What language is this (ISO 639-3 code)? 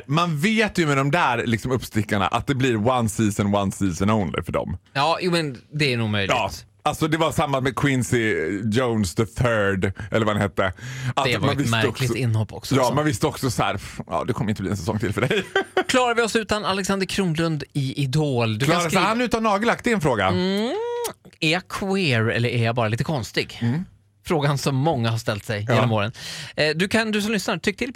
swe